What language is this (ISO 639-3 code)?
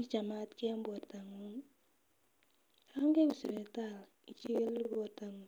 kln